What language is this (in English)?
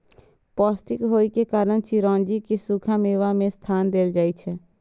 Maithili